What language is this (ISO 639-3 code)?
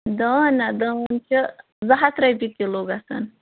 kas